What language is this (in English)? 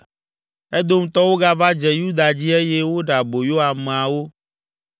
Ewe